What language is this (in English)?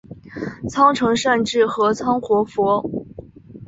Chinese